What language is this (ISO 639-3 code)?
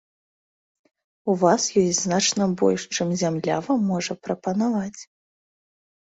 bel